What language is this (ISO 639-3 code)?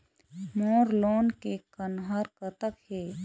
hne